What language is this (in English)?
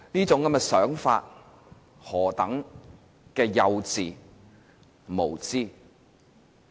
Cantonese